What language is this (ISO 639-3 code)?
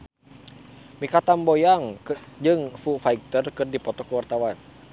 sun